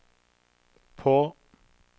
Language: Norwegian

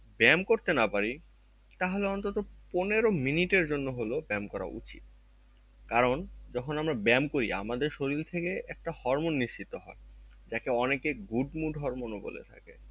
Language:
Bangla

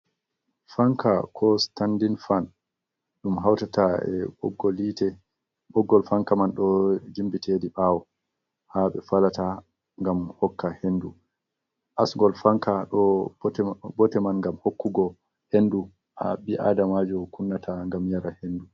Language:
Fula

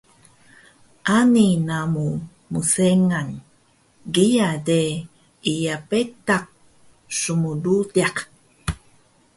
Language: Taroko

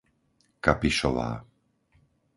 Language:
Slovak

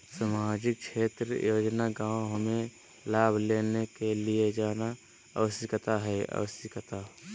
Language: Magahi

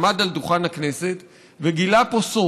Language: Hebrew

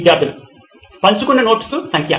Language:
Telugu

